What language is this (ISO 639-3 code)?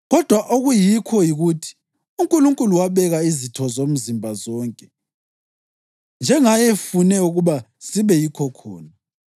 nde